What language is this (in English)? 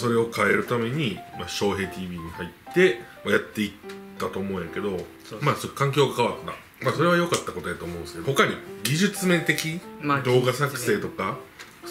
Japanese